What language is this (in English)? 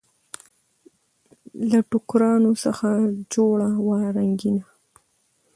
Pashto